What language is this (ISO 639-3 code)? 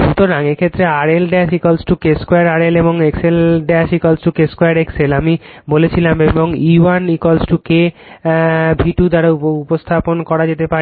ben